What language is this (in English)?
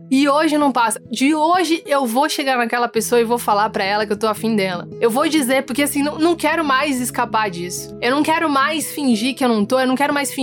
Portuguese